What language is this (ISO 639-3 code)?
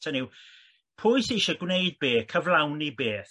cym